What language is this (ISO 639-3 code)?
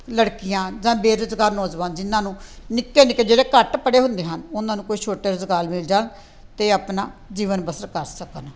pan